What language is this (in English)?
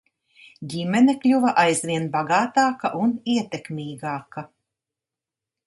Latvian